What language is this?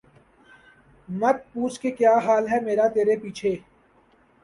Urdu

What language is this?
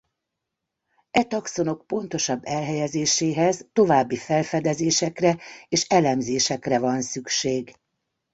Hungarian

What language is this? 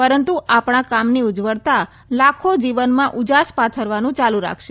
Gujarati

